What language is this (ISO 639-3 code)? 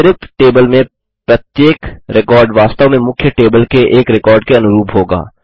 hin